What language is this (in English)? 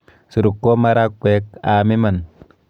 Kalenjin